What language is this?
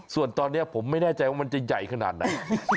Thai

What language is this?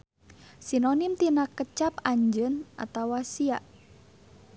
Sundanese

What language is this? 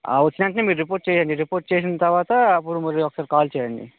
Telugu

